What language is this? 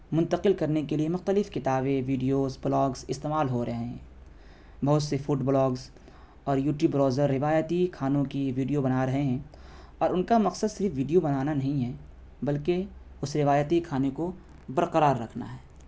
Urdu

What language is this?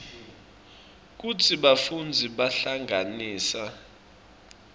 Swati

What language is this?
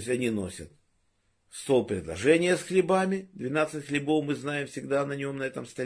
Russian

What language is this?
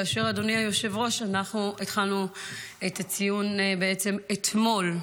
Hebrew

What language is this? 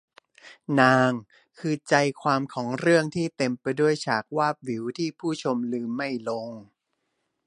Thai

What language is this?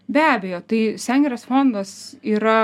Lithuanian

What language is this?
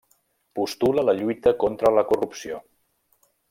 Catalan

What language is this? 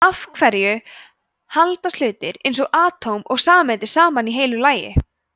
Icelandic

